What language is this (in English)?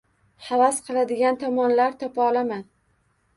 Uzbek